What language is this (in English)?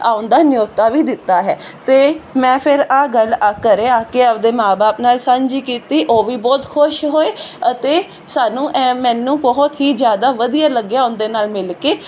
Punjabi